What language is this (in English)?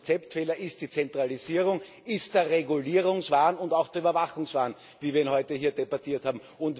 German